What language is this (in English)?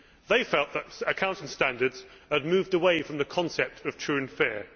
English